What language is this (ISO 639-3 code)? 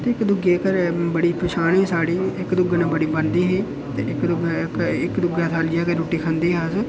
doi